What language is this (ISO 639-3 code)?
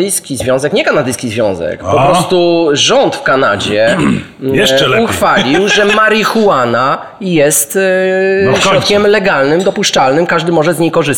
pol